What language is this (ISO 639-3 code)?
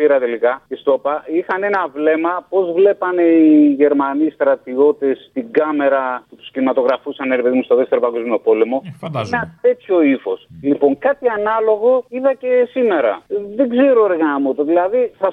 ell